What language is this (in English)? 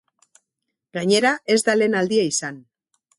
Basque